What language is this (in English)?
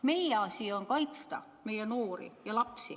Estonian